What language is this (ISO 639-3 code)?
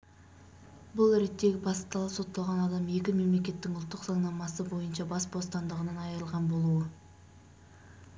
kaz